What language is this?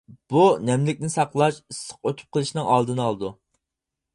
Uyghur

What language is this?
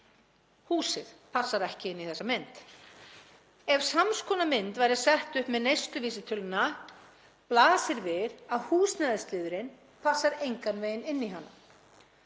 Icelandic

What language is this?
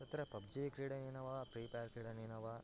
Sanskrit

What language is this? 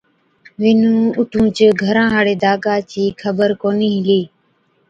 Od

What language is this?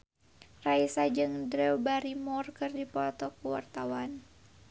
Sundanese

